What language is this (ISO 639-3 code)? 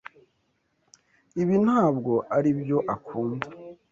kin